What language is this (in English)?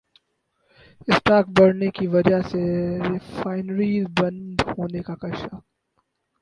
Urdu